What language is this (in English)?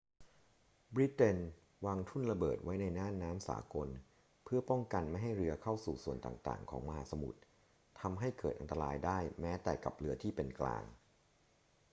Thai